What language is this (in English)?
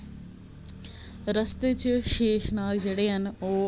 Dogri